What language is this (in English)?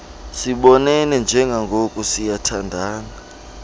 Xhosa